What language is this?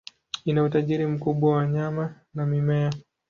Swahili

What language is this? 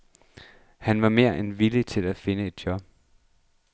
Danish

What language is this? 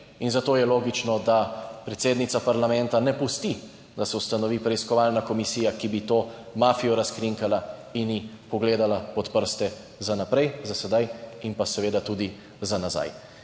Slovenian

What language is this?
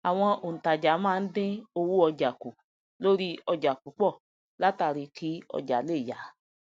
Yoruba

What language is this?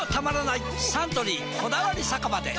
Japanese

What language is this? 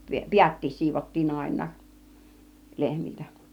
Finnish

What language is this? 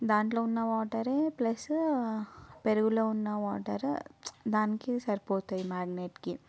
Telugu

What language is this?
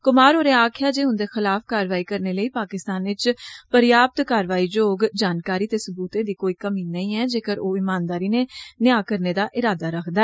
Dogri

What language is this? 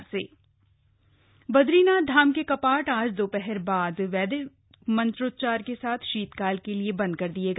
Hindi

